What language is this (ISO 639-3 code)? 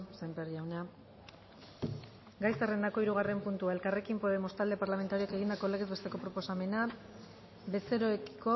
eus